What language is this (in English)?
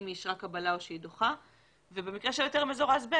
Hebrew